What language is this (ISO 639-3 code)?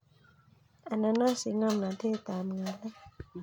kln